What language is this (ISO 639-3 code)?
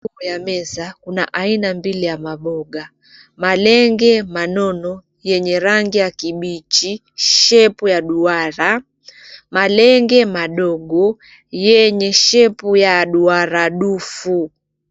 swa